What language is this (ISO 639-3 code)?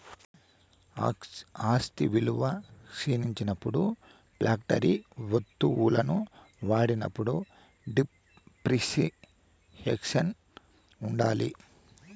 tel